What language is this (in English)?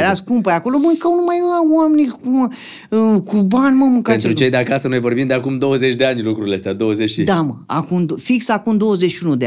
Romanian